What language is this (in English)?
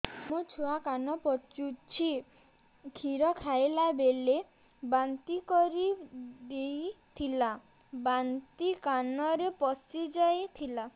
Odia